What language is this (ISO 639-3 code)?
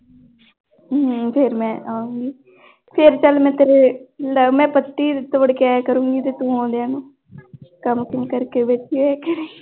pan